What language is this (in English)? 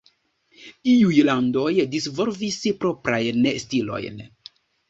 Esperanto